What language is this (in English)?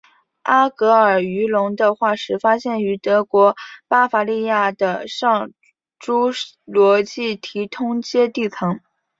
Chinese